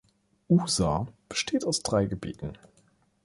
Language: German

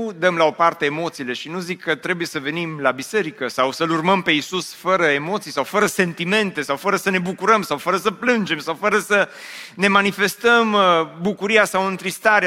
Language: Romanian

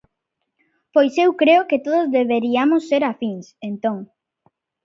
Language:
Galician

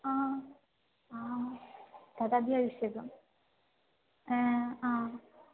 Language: Sanskrit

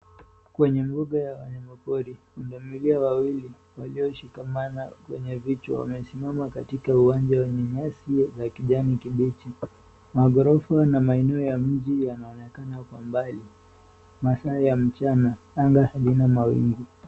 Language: Swahili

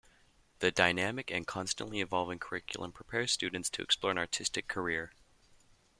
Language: English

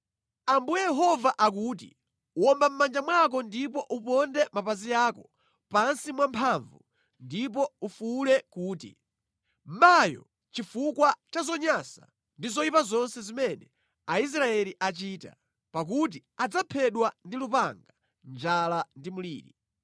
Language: Nyanja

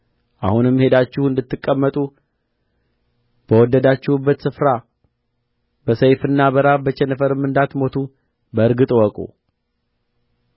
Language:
Amharic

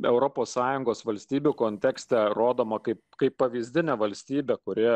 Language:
Lithuanian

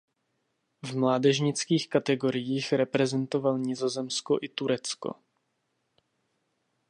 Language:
Czech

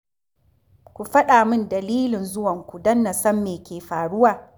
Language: Hausa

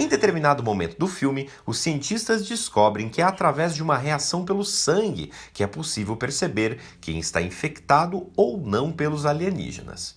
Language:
Portuguese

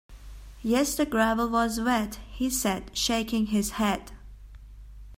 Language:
English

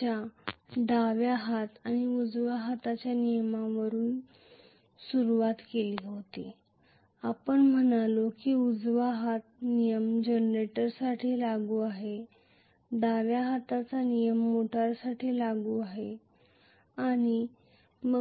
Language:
Marathi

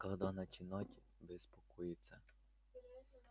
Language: Russian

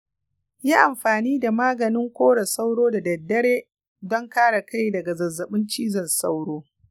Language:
Hausa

